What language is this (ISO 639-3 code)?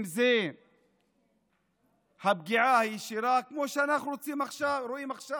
heb